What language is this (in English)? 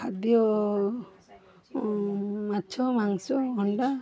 Odia